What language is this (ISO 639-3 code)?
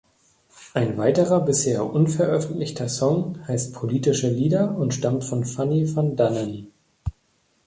deu